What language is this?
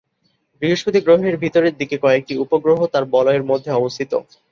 Bangla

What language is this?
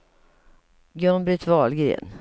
Swedish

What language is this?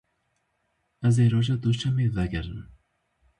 Kurdish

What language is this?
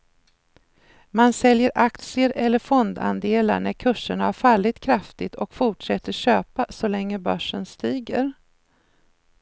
Swedish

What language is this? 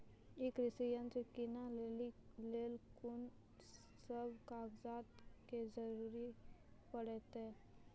Maithili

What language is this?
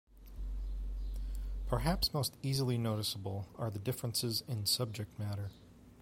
English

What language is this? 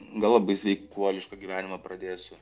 Lithuanian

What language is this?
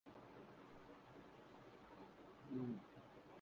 Urdu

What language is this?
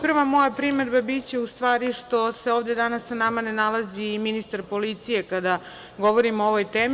Serbian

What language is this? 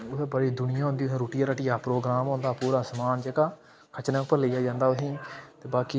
Dogri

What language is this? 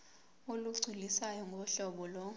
Zulu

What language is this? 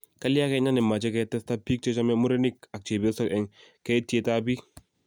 Kalenjin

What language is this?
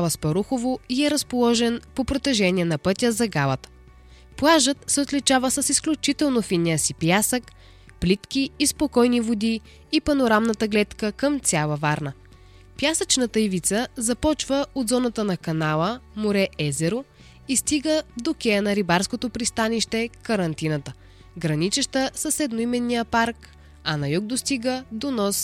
Bulgarian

